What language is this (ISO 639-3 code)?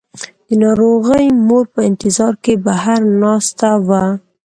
pus